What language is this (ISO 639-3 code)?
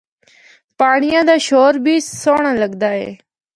hno